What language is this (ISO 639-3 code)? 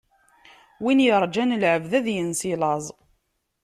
kab